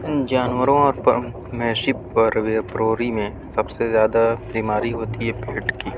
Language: Urdu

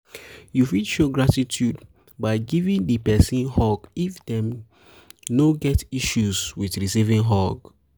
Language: Nigerian Pidgin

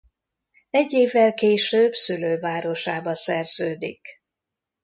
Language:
Hungarian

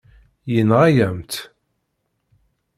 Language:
Kabyle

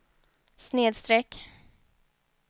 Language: Swedish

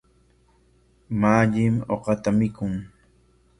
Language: Corongo Ancash Quechua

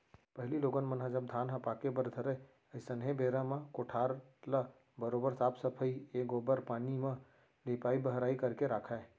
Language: Chhattisgarhi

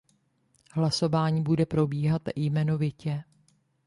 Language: Czech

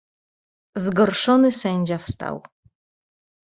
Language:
Polish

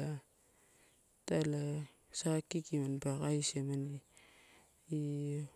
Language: Torau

